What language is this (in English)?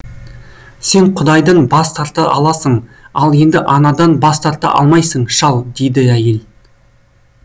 Kazakh